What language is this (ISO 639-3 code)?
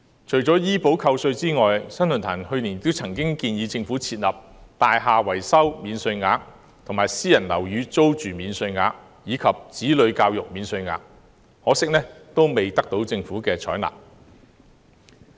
yue